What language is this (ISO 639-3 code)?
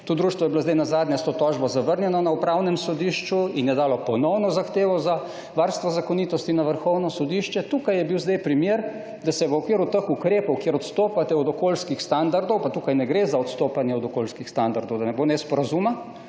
slv